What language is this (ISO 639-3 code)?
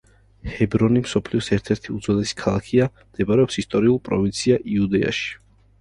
kat